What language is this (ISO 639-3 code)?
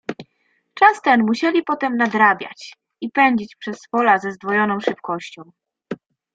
pol